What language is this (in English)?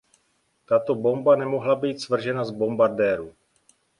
Czech